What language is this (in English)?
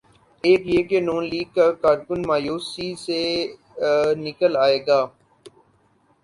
Urdu